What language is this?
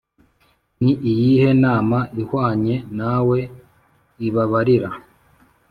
Kinyarwanda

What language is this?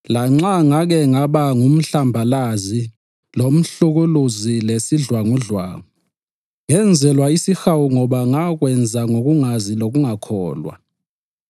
North Ndebele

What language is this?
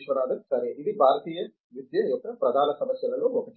Telugu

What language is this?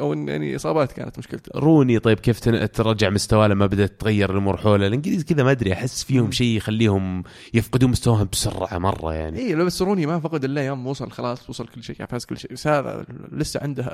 Arabic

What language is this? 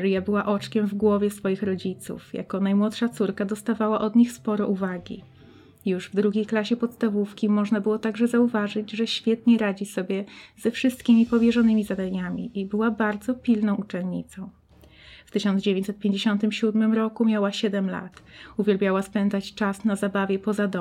Polish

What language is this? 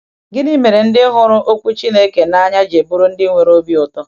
Igbo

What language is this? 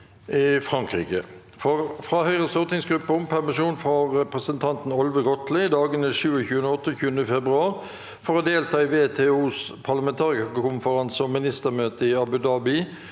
Norwegian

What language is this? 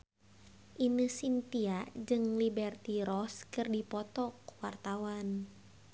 Sundanese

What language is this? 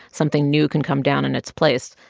English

